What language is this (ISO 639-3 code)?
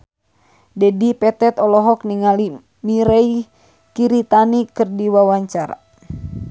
sun